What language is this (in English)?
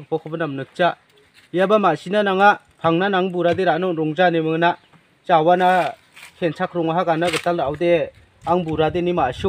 Thai